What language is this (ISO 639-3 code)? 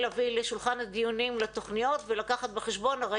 heb